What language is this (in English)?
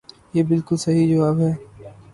Urdu